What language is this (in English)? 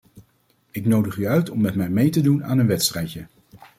Dutch